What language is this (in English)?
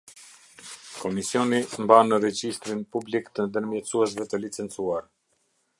Albanian